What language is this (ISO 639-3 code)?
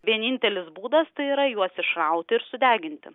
lit